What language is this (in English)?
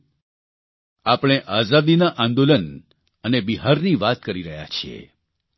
Gujarati